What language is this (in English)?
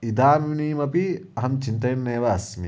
Sanskrit